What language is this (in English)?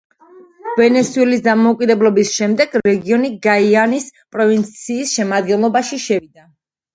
Georgian